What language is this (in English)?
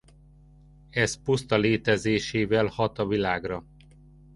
Hungarian